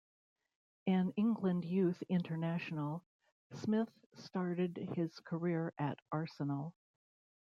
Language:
English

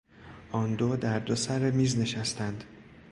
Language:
Persian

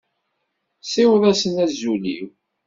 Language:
Kabyle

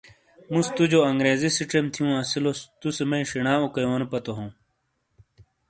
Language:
Shina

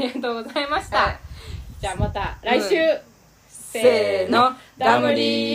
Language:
Japanese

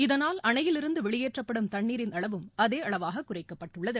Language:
Tamil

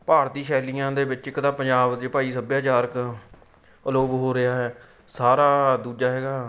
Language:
Punjabi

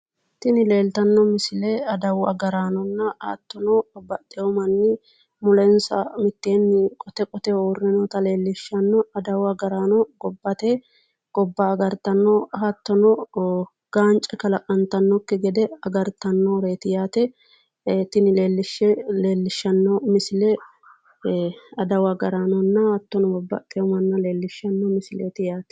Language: Sidamo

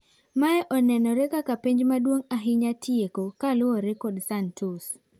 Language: Luo (Kenya and Tanzania)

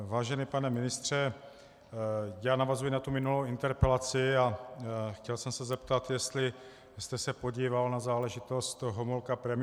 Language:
Czech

